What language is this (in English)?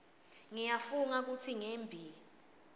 Swati